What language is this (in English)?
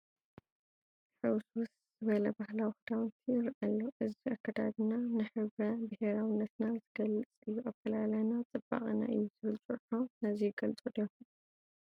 Tigrinya